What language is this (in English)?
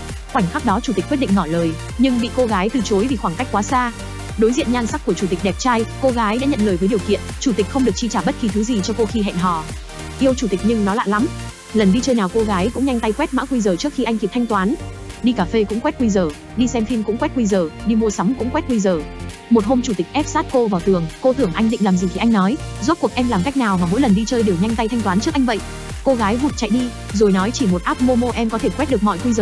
Vietnamese